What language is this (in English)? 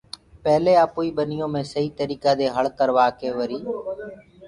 Gurgula